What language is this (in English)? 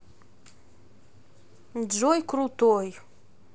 Russian